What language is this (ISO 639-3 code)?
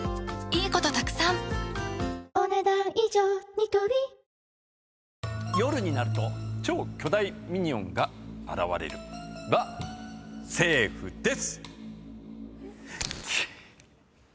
jpn